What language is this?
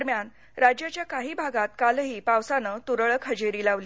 Marathi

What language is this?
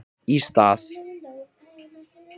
Icelandic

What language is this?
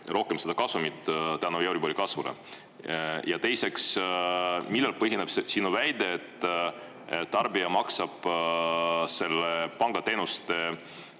Estonian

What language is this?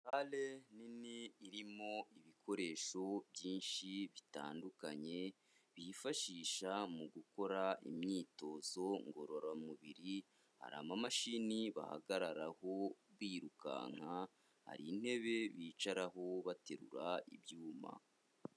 Kinyarwanda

